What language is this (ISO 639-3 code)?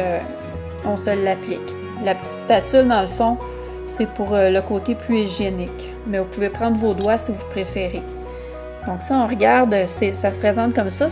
fra